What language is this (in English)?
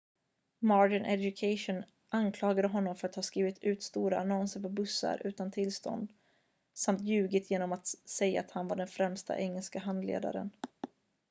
Swedish